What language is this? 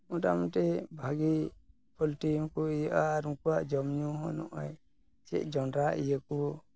Santali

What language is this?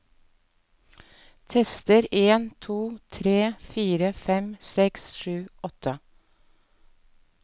Norwegian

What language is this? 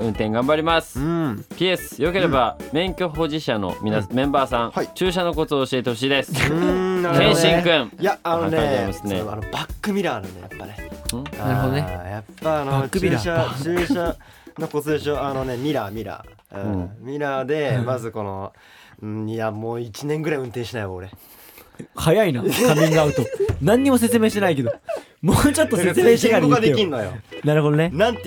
Japanese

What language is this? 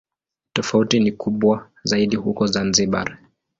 Swahili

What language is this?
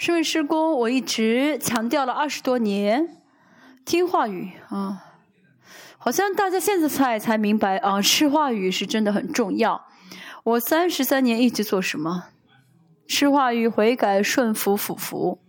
Chinese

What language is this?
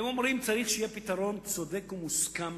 Hebrew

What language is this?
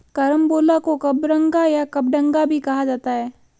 Hindi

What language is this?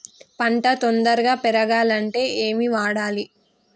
Telugu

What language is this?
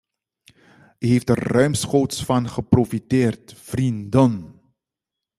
Dutch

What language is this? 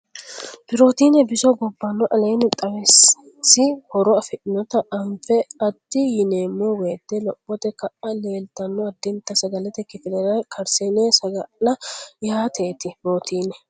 Sidamo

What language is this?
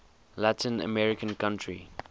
English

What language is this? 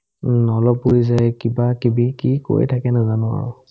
Assamese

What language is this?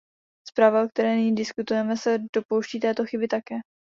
Czech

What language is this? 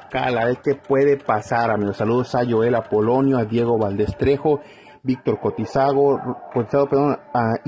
Spanish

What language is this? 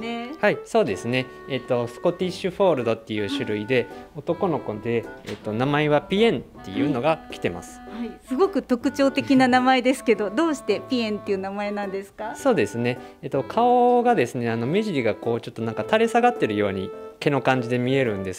Japanese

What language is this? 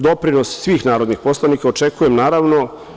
Serbian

